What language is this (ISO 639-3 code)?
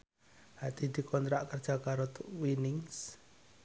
jav